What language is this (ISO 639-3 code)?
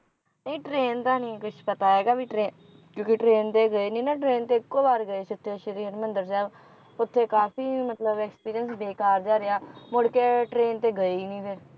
pan